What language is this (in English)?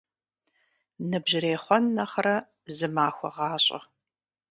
Kabardian